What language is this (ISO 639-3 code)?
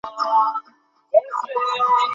ben